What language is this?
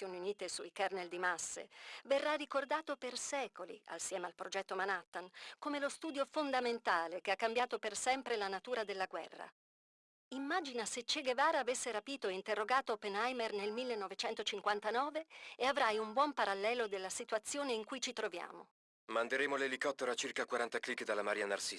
Italian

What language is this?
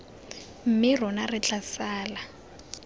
Tswana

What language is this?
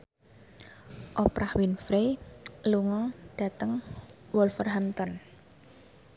Javanese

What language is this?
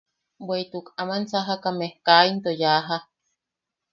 Yaqui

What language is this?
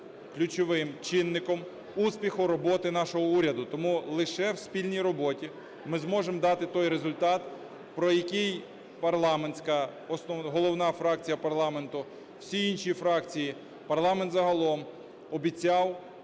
Ukrainian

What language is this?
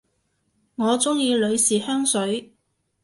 Cantonese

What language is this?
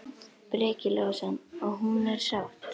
Icelandic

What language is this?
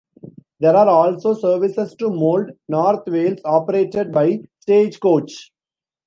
English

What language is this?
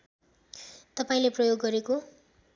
Nepali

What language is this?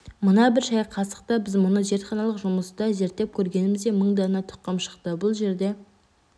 Kazakh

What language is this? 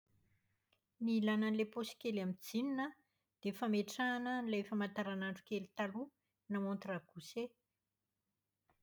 Malagasy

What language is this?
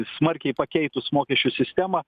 Lithuanian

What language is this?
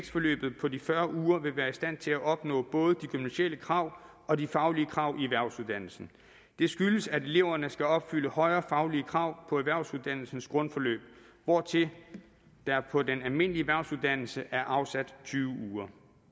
Danish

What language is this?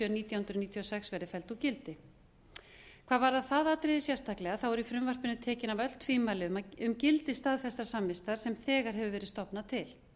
Icelandic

